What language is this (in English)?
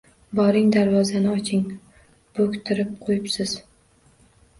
Uzbek